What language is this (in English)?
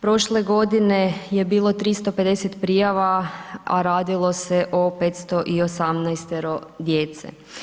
Croatian